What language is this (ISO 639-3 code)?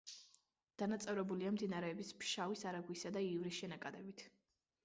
kat